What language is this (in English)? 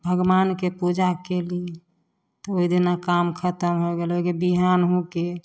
Maithili